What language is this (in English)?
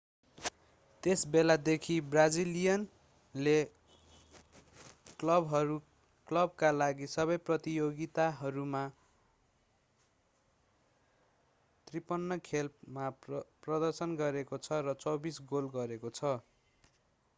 Nepali